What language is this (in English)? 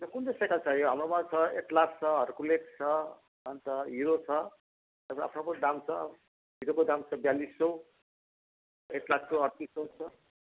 Nepali